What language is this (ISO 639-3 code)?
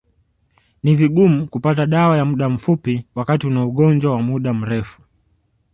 swa